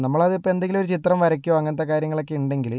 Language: Malayalam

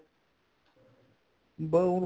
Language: Punjabi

